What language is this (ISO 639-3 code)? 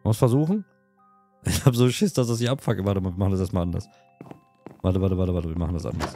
deu